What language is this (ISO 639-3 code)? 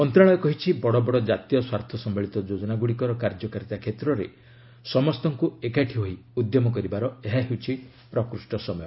ori